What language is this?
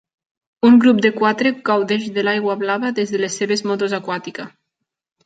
Catalan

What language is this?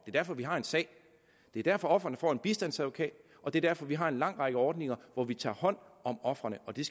Danish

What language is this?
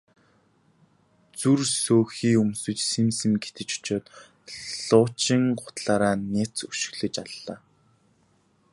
Mongolian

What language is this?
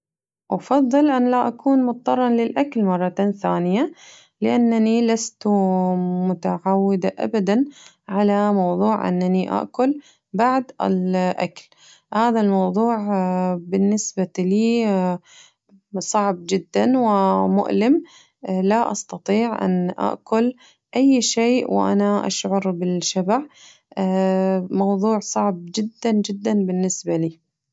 Najdi Arabic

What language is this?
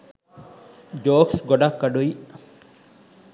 Sinhala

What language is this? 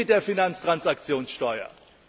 German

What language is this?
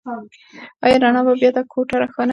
Pashto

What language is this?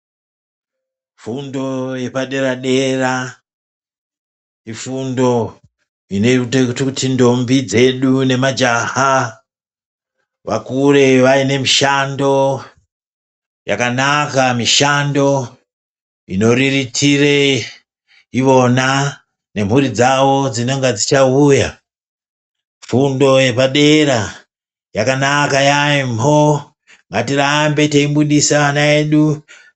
Ndau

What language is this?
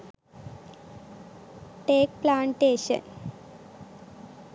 Sinhala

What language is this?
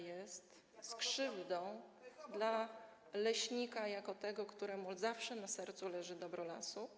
Polish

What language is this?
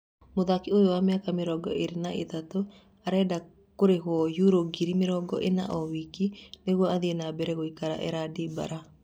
Kikuyu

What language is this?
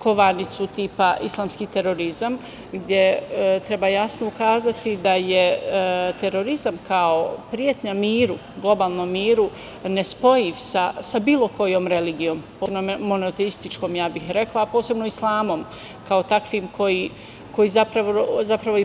Serbian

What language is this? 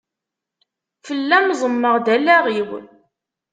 Kabyle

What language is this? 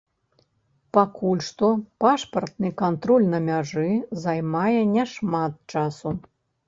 Belarusian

